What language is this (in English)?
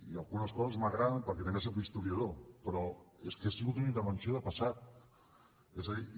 Catalan